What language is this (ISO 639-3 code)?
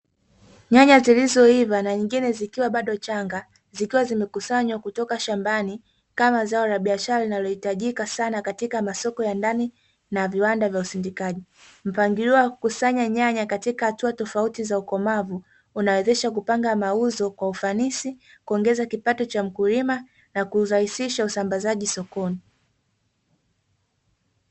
swa